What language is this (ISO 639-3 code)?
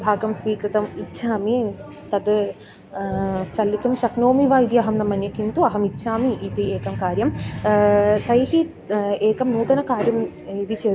san